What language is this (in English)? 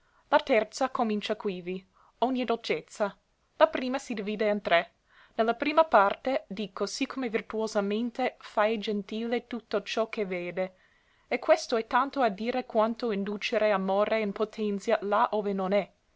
Italian